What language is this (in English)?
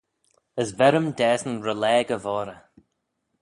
Manx